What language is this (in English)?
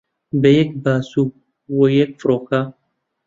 Central Kurdish